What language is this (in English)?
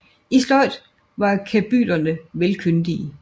Danish